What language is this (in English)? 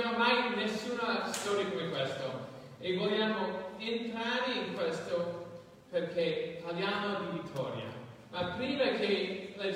Italian